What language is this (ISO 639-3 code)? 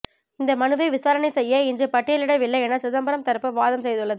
tam